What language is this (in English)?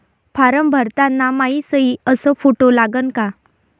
Marathi